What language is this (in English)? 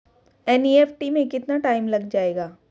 Hindi